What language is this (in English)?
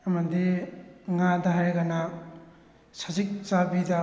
Manipuri